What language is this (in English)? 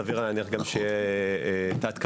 Hebrew